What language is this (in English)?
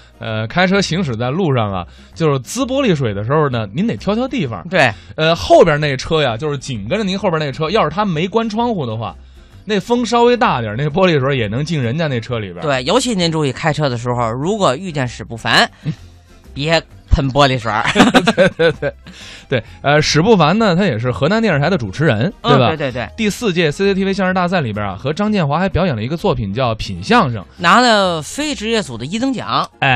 Chinese